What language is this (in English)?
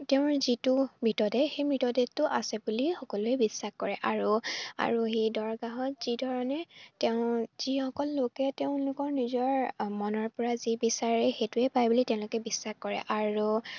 Assamese